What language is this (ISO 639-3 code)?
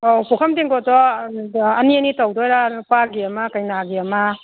mni